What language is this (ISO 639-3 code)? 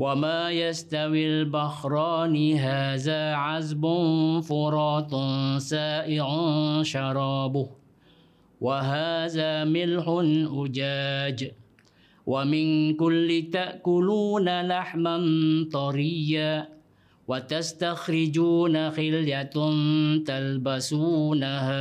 msa